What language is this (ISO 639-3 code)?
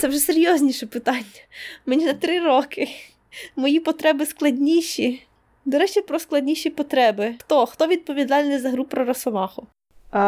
ukr